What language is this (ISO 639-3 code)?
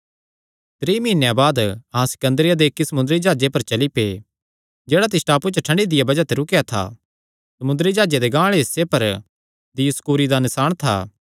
xnr